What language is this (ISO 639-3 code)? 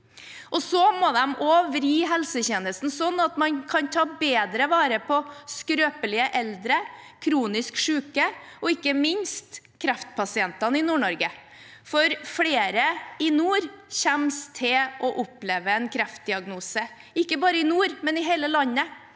nor